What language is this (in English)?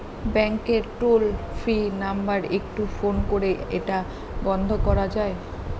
Bangla